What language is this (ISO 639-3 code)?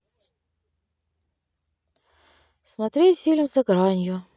rus